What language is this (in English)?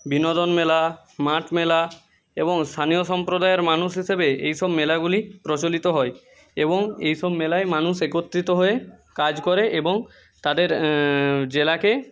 Bangla